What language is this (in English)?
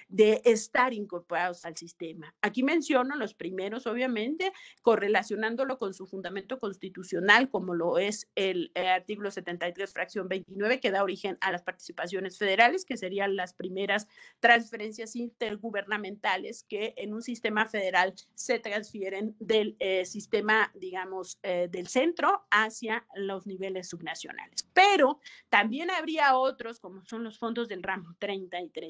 Spanish